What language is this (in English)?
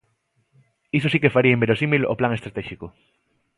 Galician